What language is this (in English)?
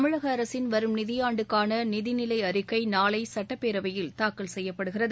Tamil